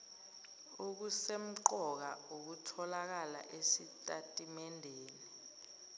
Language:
Zulu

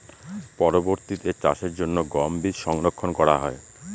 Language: Bangla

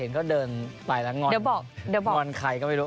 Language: Thai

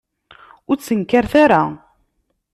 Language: Kabyle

